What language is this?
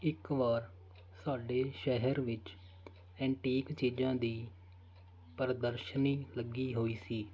Punjabi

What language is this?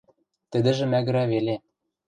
Western Mari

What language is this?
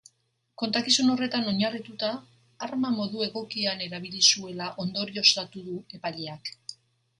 Basque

